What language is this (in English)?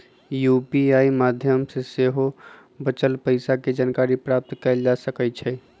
Magahi